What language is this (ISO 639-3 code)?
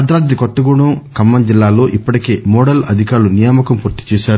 tel